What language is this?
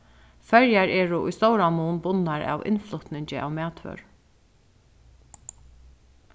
Faroese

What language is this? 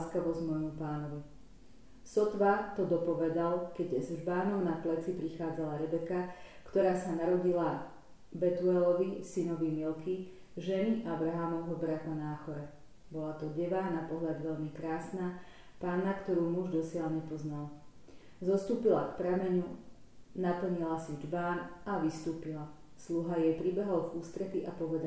Slovak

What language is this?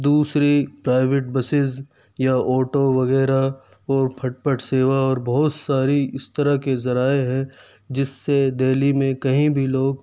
Urdu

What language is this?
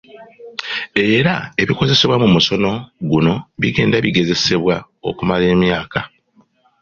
Ganda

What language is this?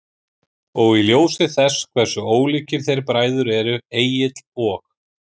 Icelandic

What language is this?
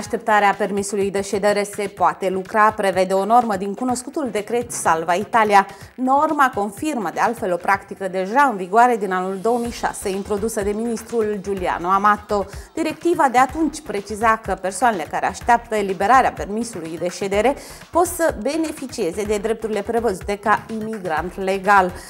Romanian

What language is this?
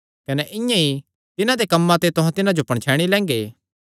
Kangri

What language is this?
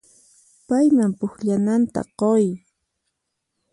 Puno Quechua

